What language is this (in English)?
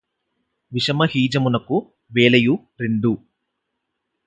Telugu